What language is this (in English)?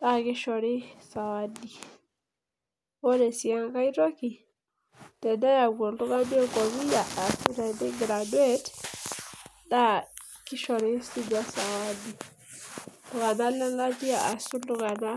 Masai